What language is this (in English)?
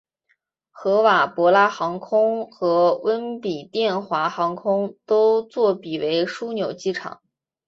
Chinese